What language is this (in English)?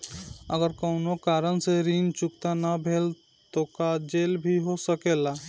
Bhojpuri